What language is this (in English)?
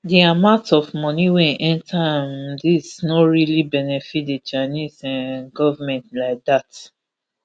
Nigerian Pidgin